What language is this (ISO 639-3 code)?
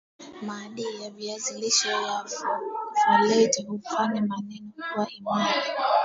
swa